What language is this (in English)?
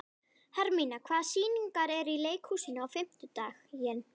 Icelandic